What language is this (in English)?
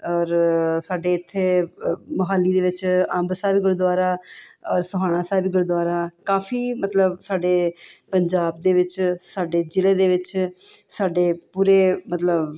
Punjabi